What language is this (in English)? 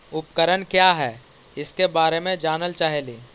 Magahi